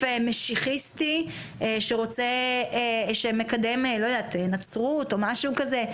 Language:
Hebrew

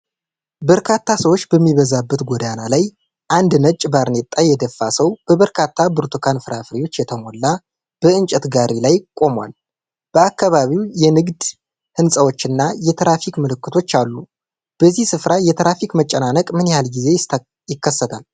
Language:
Amharic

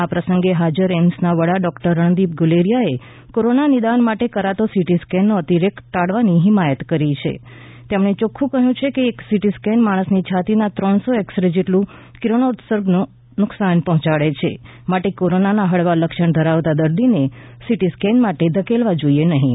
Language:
Gujarati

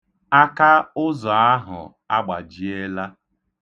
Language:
Igbo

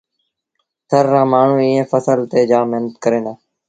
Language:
Sindhi Bhil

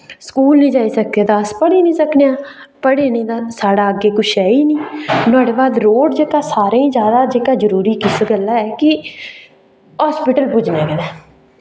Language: Dogri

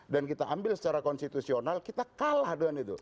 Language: Indonesian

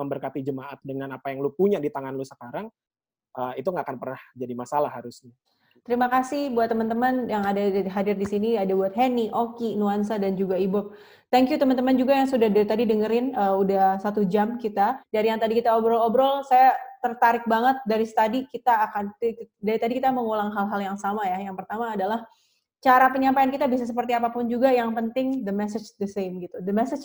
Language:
Indonesian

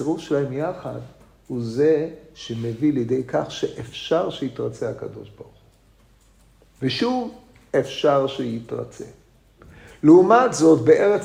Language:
Hebrew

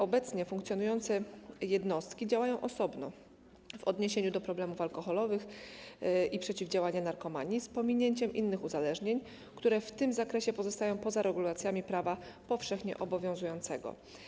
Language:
Polish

